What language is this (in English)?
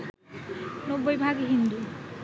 Bangla